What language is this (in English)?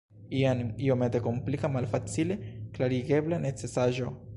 Esperanto